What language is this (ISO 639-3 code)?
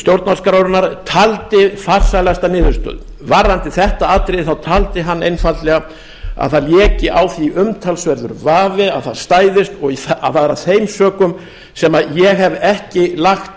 isl